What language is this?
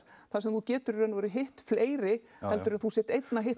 Icelandic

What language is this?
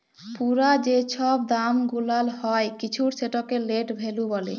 Bangla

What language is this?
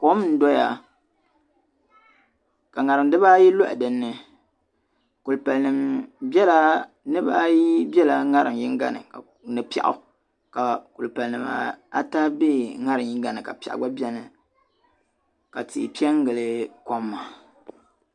Dagbani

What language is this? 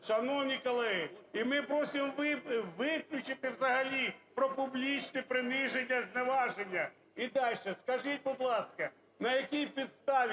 Ukrainian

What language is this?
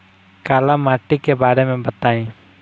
Bhojpuri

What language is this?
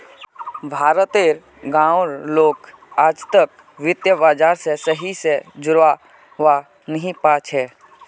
Magahi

